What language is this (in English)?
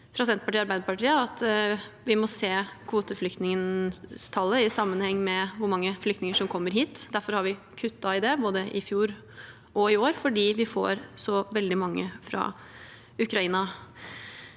Norwegian